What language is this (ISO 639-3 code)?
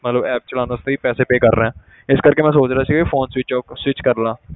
pan